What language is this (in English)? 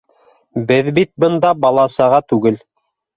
Bashkir